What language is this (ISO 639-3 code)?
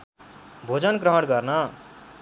nep